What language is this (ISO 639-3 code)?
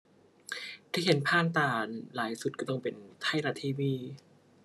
tha